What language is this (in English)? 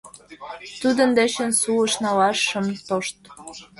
Mari